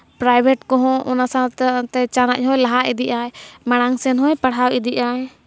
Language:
Santali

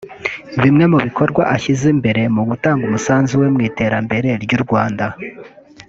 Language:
Kinyarwanda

